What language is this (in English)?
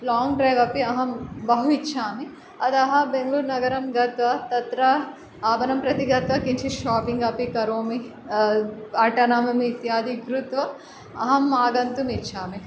Sanskrit